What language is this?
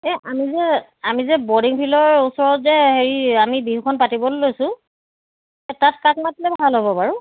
Assamese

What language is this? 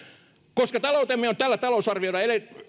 Finnish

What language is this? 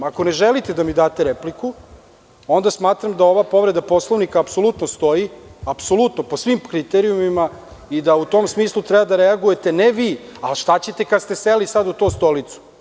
Serbian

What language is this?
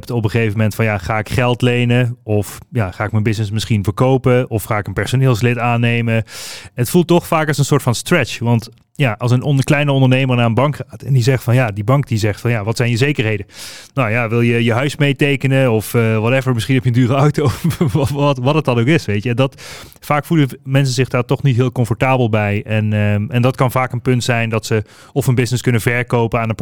Dutch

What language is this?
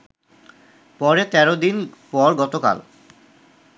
Bangla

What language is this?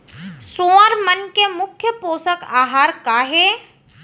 Chhattisgarhi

